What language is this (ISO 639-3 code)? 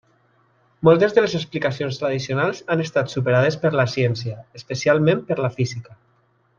cat